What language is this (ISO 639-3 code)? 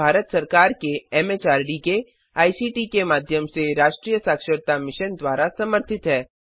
hin